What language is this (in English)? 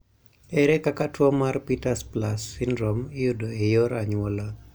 Luo (Kenya and Tanzania)